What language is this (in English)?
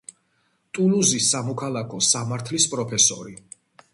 Georgian